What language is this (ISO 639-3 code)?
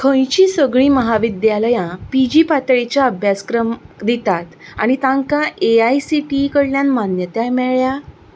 kok